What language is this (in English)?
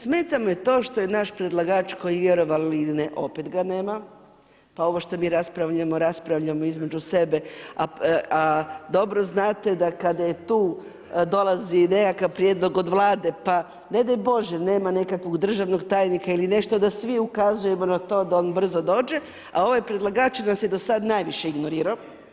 Croatian